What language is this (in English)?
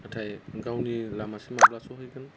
Bodo